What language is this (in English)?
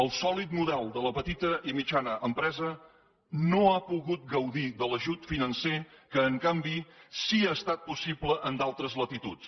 Catalan